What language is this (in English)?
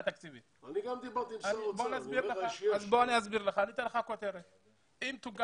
Hebrew